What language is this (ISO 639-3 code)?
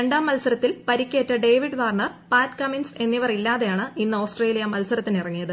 mal